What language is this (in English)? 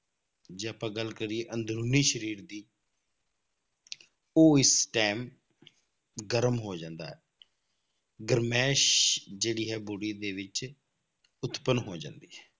Punjabi